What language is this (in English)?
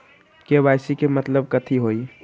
Magahi